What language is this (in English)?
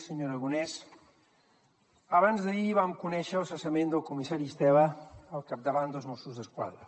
Catalan